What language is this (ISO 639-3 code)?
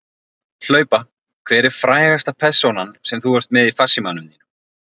isl